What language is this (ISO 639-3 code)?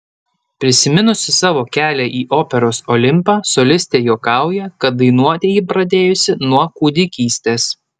lit